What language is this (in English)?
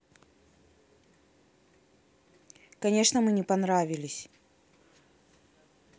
Russian